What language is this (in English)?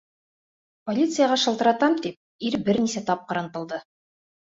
Bashkir